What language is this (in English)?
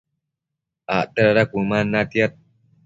Matsés